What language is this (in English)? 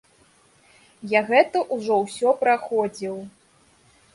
Belarusian